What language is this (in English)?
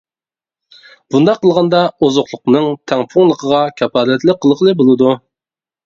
Uyghur